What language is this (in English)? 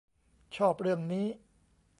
Thai